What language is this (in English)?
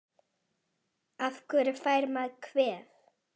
Icelandic